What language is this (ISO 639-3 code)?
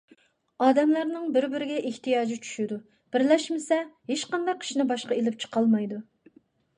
uig